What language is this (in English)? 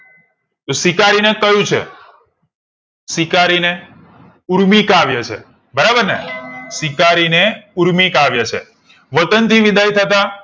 Gujarati